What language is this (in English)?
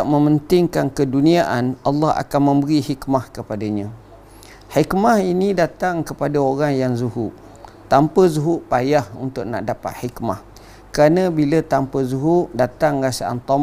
Malay